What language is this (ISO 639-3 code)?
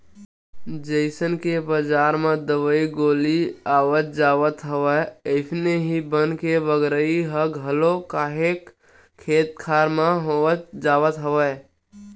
hne